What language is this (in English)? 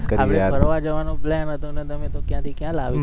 Gujarati